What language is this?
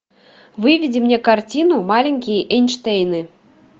Russian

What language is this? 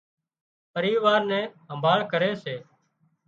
Wadiyara Koli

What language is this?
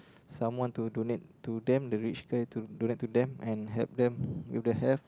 English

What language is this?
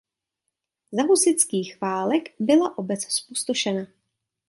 Czech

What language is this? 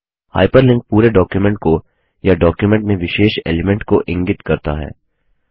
Hindi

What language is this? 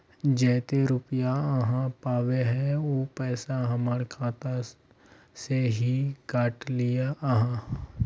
Magahi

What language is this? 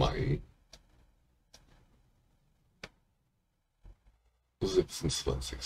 German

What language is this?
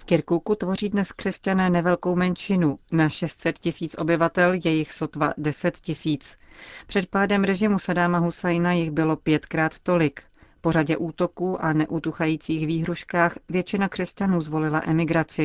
Czech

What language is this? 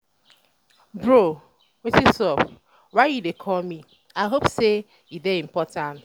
Nigerian Pidgin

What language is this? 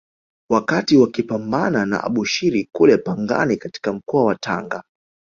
Swahili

